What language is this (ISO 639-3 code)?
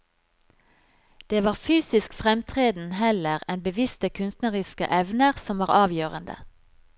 nor